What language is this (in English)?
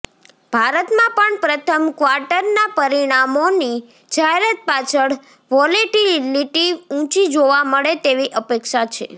Gujarati